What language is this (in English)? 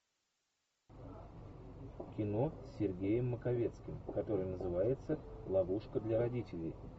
Russian